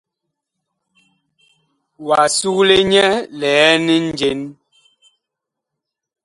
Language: Bakoko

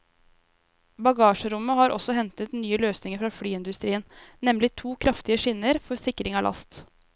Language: Norwegian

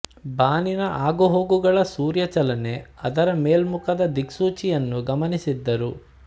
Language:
Kannada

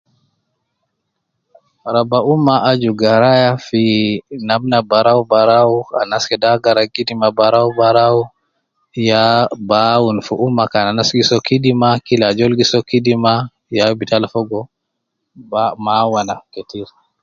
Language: Nubi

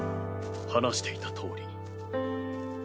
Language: Japanese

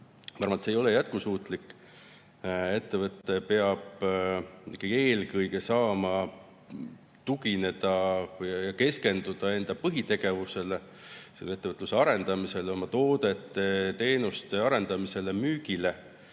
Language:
Estonian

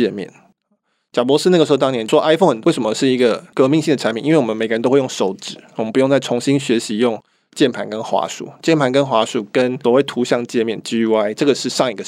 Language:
Chinese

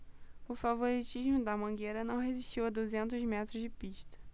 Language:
Portuguese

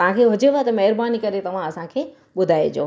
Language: Sindhi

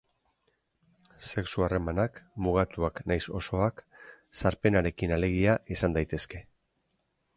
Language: Basque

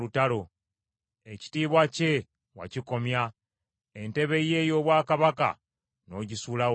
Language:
Ganda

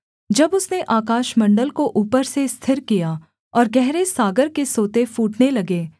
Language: Hindi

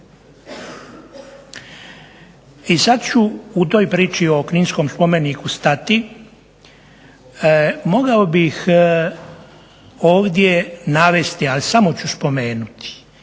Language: Croatian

